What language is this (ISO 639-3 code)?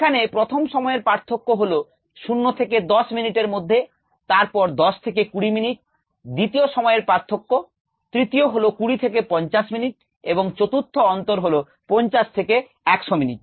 ben